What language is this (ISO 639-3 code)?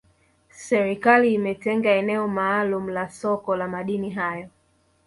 swa